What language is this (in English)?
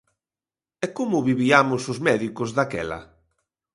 Galician